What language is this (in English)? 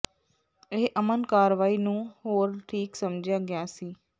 Punjabi